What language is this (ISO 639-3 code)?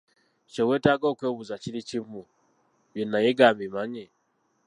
lug